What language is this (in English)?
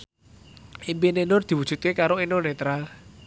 Javanese